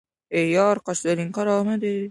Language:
Uzbek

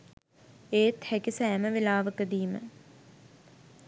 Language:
Sinhala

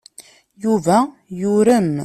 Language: Kabyle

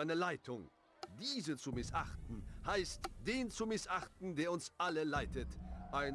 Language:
German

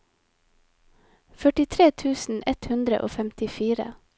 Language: Norwegian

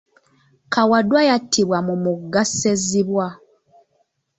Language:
Ganda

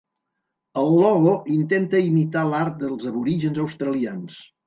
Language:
Catalan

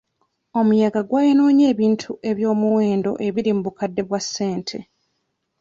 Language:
Ganda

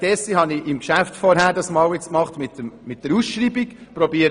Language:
Swiss German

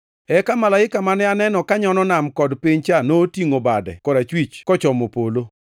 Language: Luo (Kenya and Tanzania)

